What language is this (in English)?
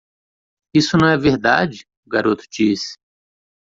Portuguese